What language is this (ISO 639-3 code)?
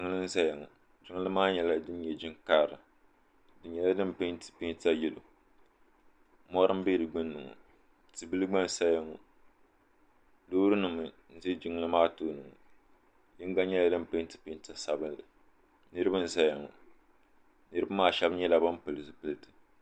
dag